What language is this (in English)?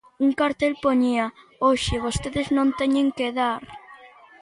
Galician